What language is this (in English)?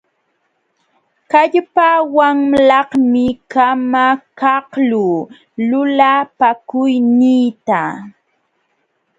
Jauja Wanca Quechua